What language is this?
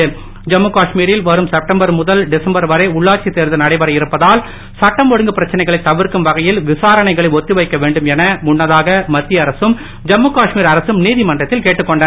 Tamil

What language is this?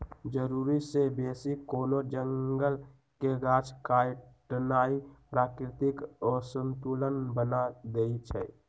Magahi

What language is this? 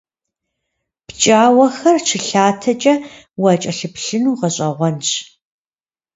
Kabardian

